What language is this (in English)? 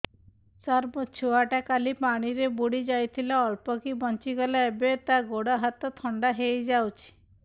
Odia